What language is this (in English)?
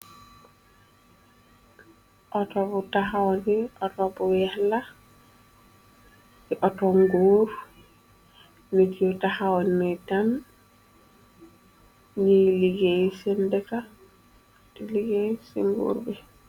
Wolof